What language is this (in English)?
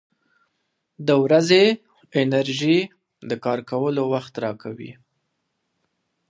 Pashto